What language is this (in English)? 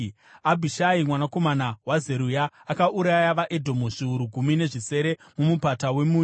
Shona